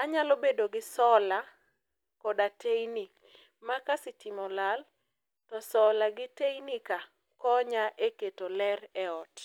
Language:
Luo (Kenya and Tanzania)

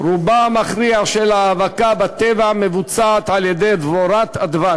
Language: Hebrew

